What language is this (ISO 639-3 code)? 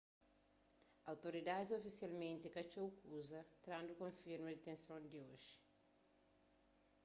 kea